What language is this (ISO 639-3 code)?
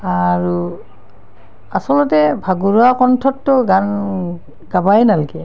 asm